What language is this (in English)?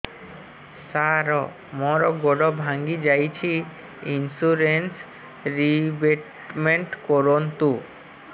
Odia